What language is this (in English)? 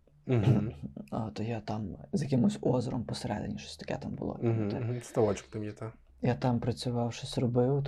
Ukrainian